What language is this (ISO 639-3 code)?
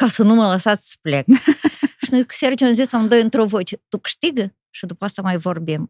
ron